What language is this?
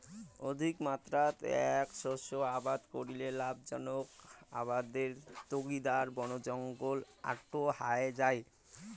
Bangla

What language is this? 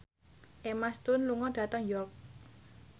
Javanese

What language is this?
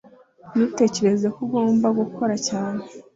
Kinyarwanda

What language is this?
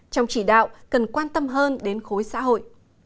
Vietnamese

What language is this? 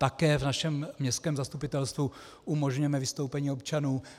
Czech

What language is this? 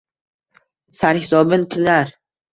Uzbek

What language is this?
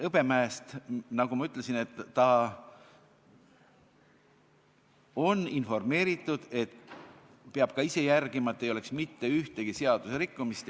Estonian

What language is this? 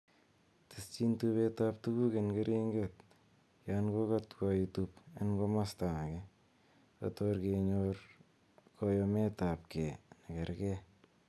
Kalenjin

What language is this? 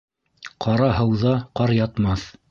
Bashkir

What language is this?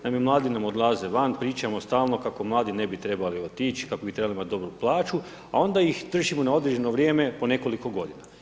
Croatian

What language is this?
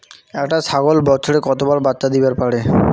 Bangla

